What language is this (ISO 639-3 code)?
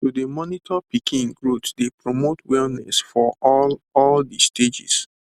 pcm